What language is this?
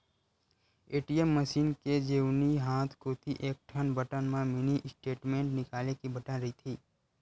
Chhattisgarhi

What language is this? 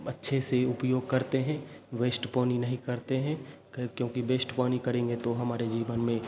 Hindi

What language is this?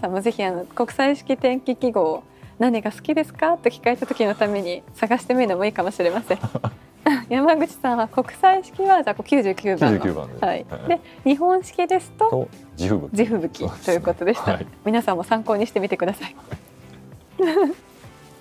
Japanese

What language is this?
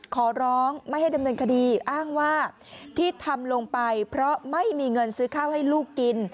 Thai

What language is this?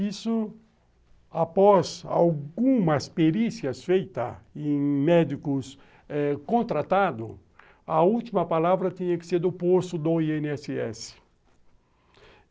Portuguese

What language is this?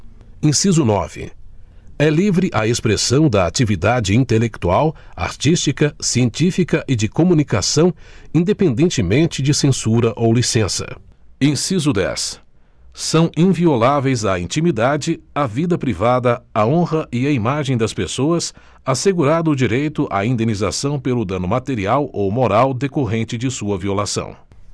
Portuguese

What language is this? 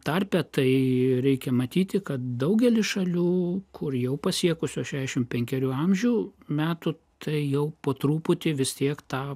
Lithuanian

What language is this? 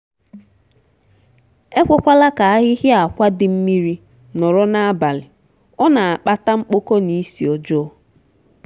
Igbo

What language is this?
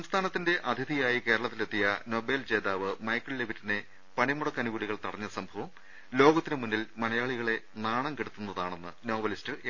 Malayalam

